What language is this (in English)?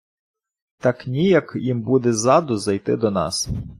Ukrainian